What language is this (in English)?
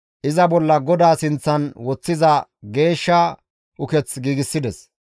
Gamo